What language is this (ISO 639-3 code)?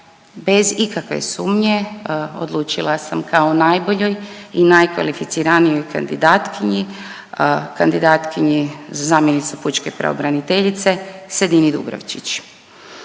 hrv